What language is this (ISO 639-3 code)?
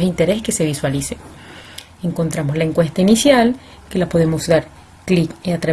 spa